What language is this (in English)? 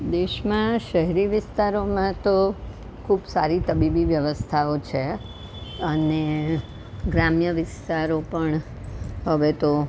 Gujarati